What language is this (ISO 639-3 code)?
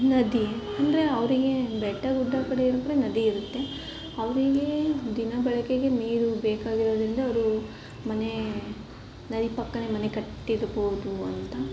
kan